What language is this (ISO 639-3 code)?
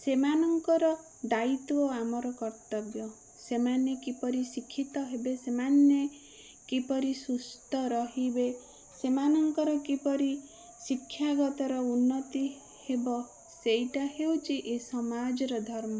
ori